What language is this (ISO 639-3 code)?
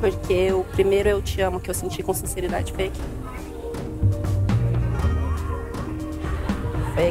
por